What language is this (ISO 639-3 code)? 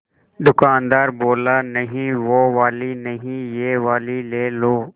hin